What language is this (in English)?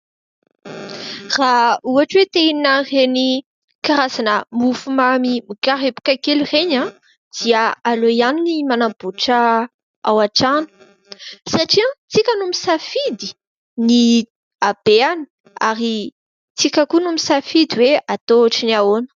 Malagasy